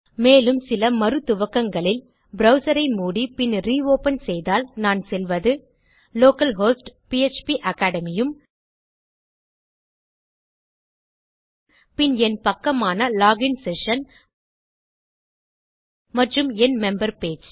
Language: Tamil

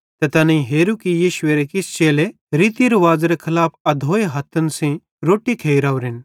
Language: Bhadrawahi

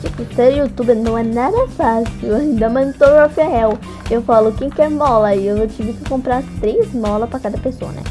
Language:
Portuguese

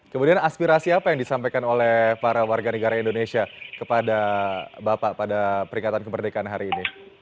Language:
Indonesian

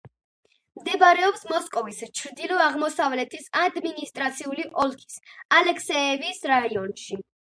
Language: Georgian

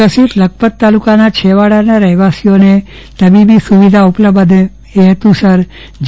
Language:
Gujarati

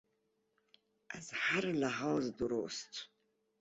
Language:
Persian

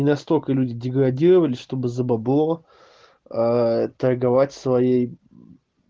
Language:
Russian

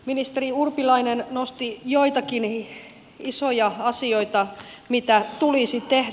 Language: Finnish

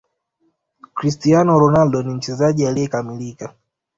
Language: Swahili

